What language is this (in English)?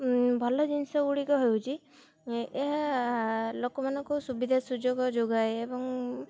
Odia